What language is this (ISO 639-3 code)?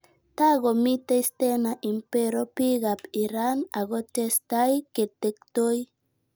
kln